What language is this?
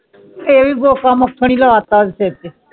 Punjabi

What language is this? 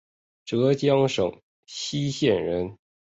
Chinese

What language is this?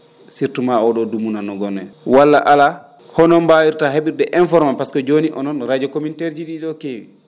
Fula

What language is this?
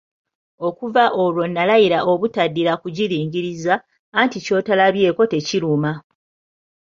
Ganda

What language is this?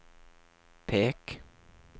Norwegian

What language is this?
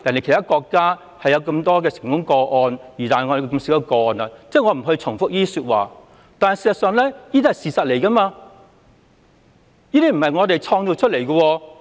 Cantonese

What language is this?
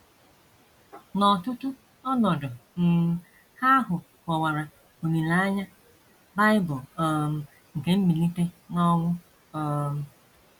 Igbo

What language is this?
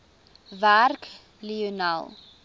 Afrikaans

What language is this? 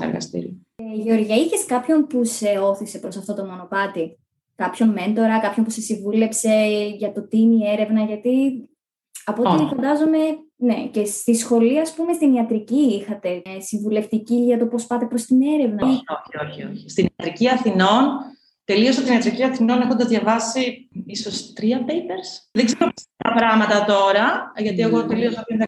Greek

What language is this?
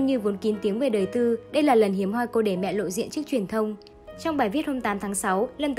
Vietnamese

